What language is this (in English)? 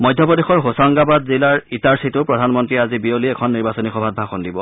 Assamese